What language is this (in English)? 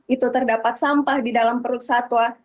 Indonesian